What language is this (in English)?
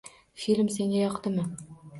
Uzbek